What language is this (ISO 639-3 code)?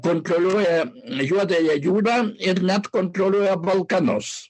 lit